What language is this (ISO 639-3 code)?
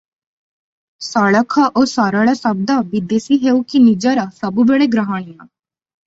ori